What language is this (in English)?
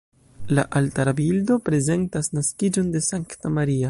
Esperanto